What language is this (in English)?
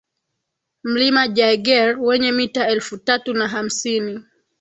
Swahili